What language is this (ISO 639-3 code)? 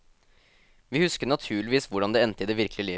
nor